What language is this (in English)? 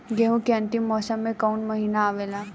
Bhojpuri